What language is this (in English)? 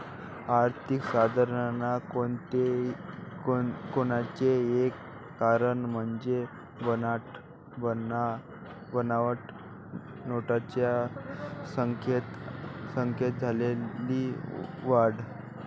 Marathi